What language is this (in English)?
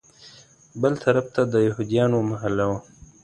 Pashto